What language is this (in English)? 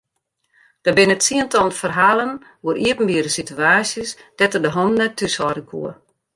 Western Frisian